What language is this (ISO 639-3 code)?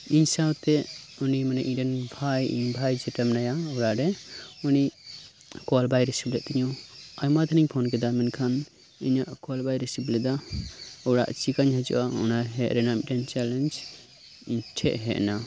sat